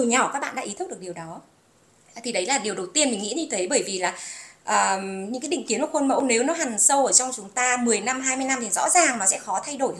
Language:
Vietnamese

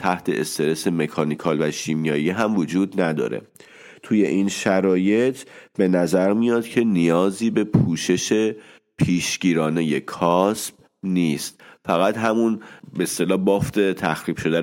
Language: Persian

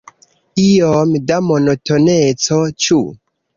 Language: Esperanto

